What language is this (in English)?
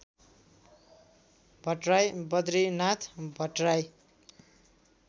Nepali